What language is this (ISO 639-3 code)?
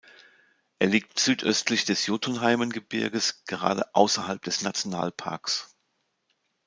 deu